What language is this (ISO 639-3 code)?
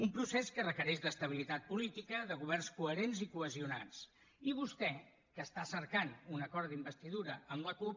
cat